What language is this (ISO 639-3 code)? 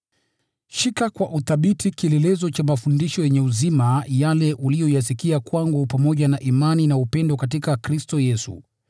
swa